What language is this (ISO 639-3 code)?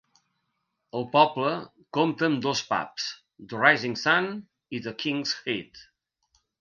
cat